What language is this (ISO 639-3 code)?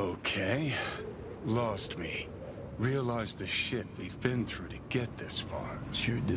eng